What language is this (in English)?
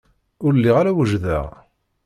Kabyle